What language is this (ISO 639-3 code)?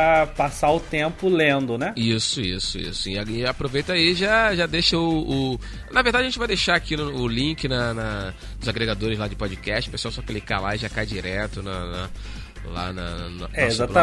por